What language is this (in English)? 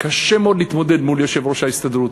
Hebrew